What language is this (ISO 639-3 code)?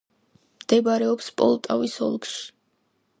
kat